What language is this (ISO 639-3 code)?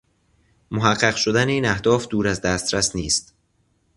fas